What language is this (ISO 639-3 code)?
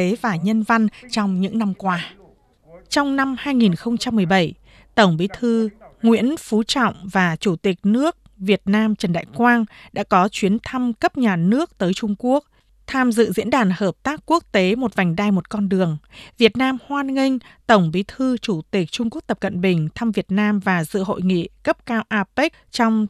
vie